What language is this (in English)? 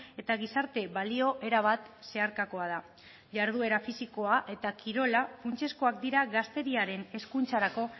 Basque